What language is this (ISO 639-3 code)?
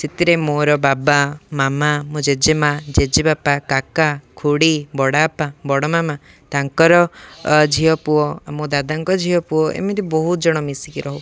ori